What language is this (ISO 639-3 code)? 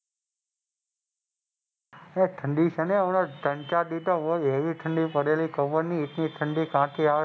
guj